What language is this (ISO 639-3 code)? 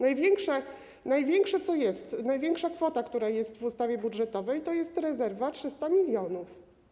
pol